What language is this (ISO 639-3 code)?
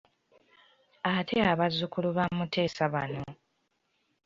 lug